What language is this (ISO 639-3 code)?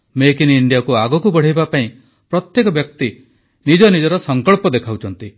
ori